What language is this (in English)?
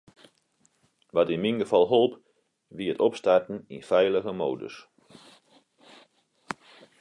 Western Frisian